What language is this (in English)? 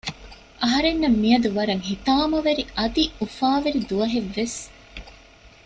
Divehi